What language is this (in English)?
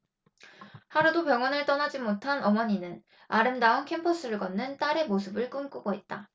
Korean